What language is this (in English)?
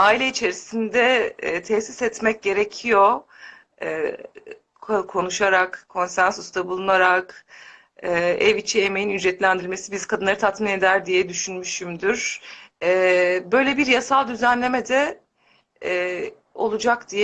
Turkish